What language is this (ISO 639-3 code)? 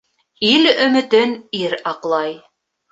bak